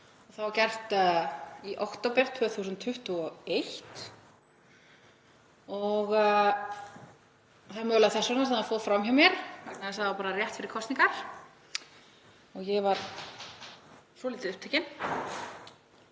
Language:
Icelandic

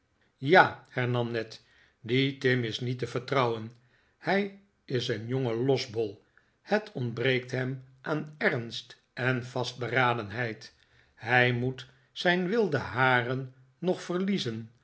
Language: Dutch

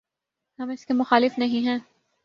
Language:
Urdu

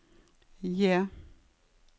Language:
Norwegian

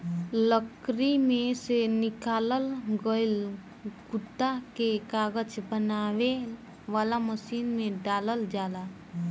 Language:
Bhojpuri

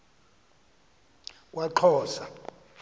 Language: Xhosa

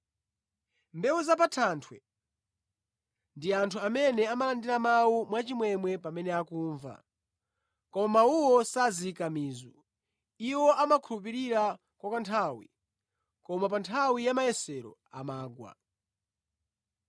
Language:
Nyanja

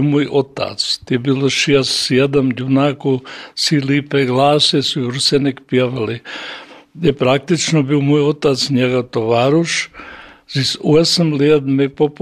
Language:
Croatian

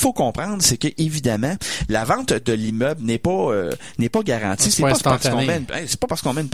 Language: French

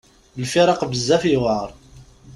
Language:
Kabyle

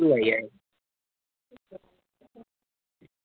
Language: Dogri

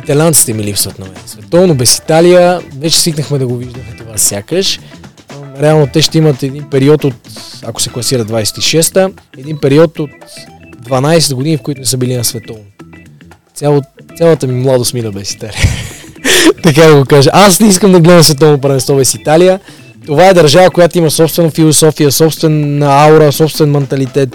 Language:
Bulgarian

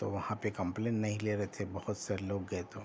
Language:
Urdu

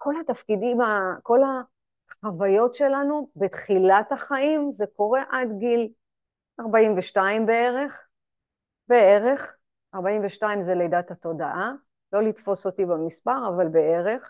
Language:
Hebrew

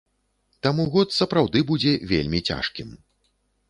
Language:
Belarusian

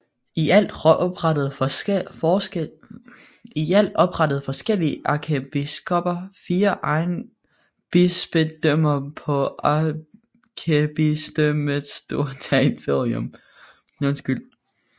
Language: Danish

